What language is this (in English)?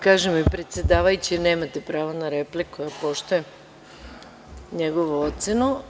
Serbian